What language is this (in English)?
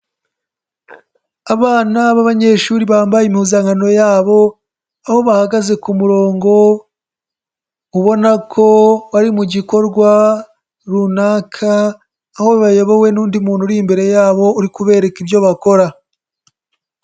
Kinyarwanda